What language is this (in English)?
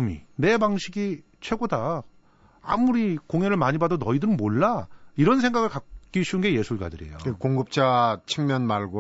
Korean